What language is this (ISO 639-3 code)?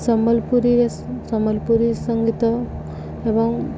ori